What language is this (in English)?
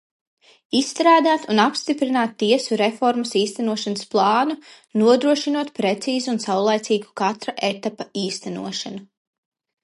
Latvian